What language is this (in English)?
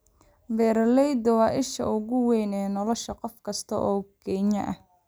Somali